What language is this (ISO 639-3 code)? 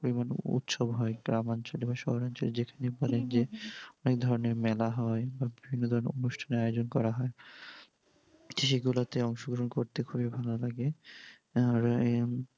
ben